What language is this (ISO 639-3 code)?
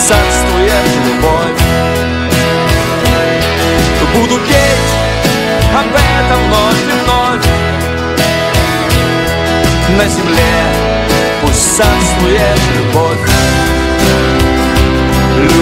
rus